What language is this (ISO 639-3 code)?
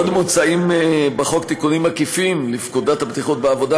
heb